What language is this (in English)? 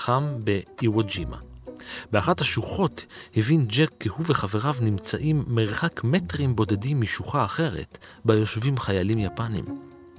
Hebrew